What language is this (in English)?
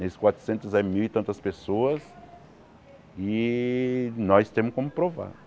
Portuguese